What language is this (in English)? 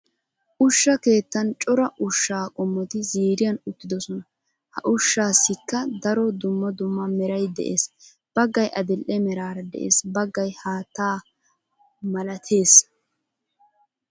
Wolaytta